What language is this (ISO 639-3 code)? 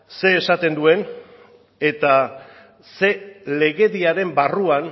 eus